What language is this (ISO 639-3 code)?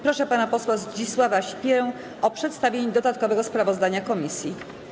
pol